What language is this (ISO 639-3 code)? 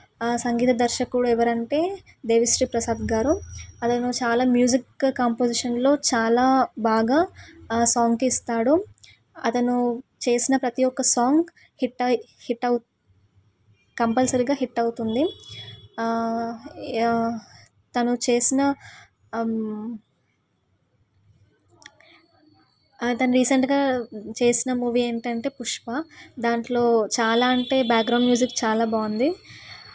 tel